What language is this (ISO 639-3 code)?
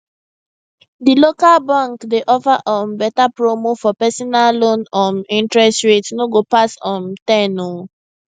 pcm